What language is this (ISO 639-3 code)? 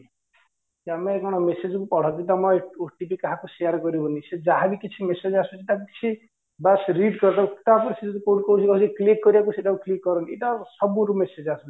ori